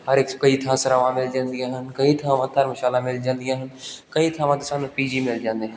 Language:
Punjabi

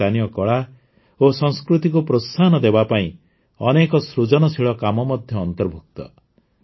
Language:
Odia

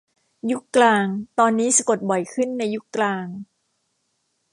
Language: Thai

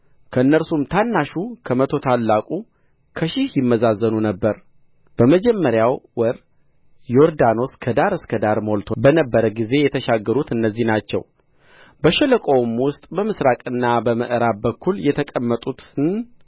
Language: Amharic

